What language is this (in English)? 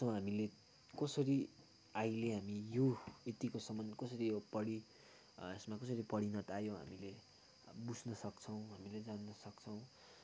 Nepali